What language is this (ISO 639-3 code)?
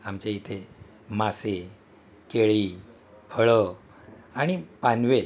mar